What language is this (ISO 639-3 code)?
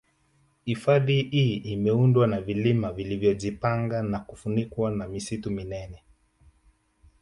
swa